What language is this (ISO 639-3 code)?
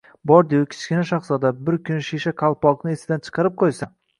uzb